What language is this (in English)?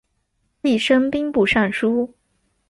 Chinese